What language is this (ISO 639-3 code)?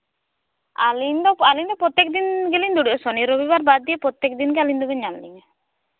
sat